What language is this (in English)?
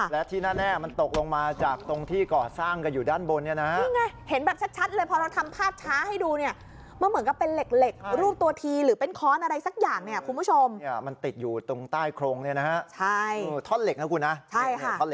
Thai